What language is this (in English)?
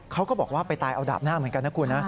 Thai